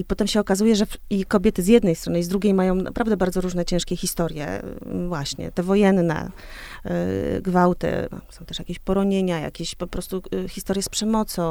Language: Polish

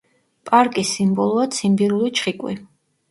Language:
Georgian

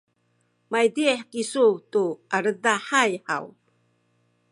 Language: Sakizaya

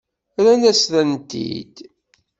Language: Kabyle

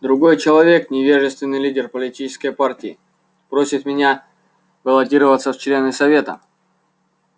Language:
Russian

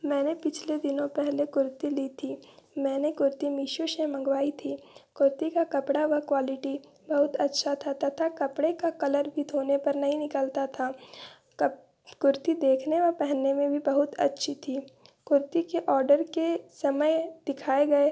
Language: Hindi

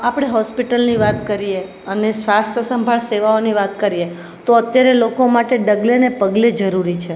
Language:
Gujarati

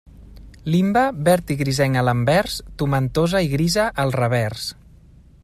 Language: Catalan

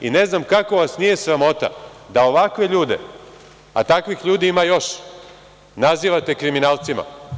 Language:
Serbian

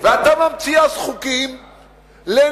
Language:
Hebrew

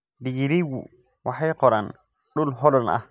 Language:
Somali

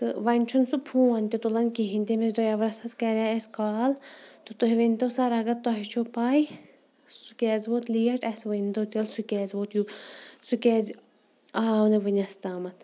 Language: Kashmiri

